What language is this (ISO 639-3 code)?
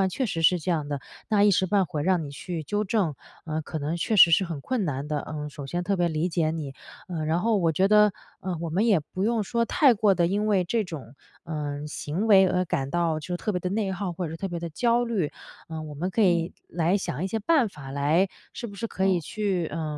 zho